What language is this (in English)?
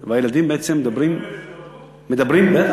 Hebrew